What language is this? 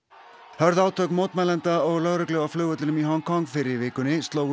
Icelandic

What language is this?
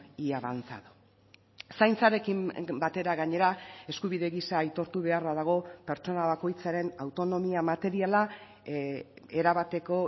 Basque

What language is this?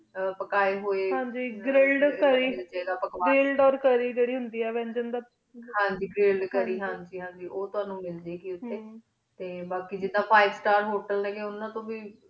Punjabi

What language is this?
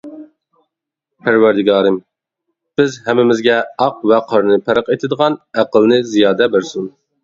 Uyghur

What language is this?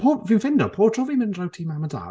Welsh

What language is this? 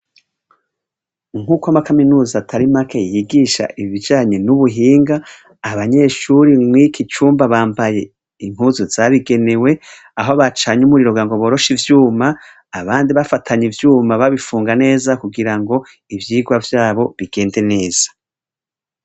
Rundi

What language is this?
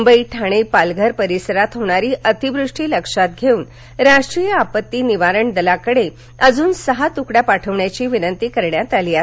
Marathi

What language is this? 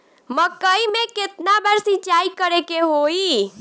Bhojpuri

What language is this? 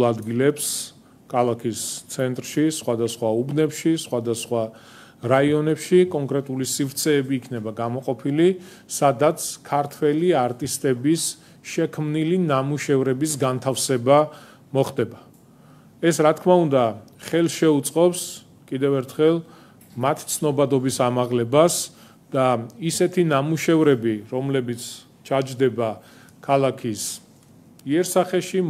Romanian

